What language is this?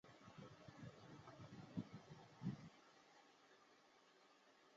Chinese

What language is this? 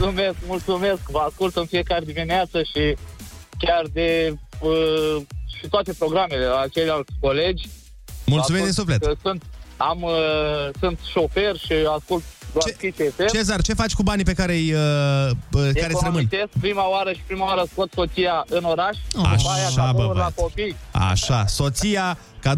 Romanian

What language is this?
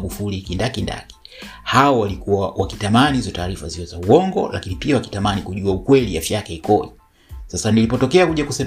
Swahili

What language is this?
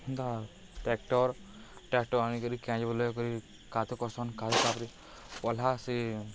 Odia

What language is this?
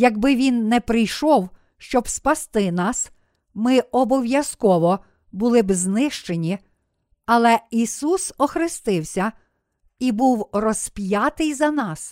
Ukrainian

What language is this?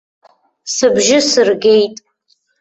Abkhazian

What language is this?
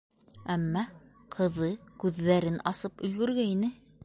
Bashkir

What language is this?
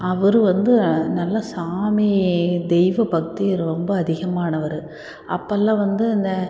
Tamil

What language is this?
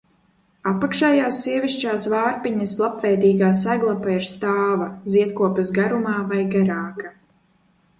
Latvian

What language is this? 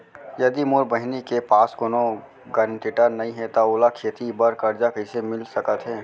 Chhattisgarhi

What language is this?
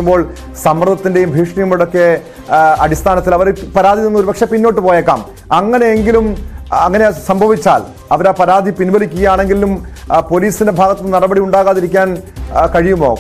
Malayalam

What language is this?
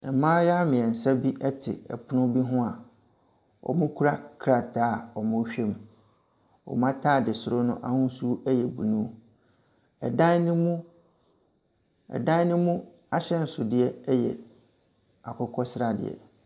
Akan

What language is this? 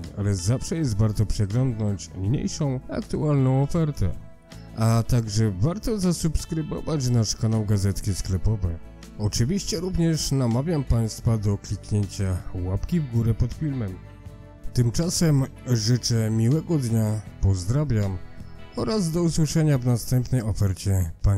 Polish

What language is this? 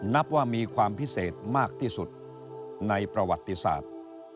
Thai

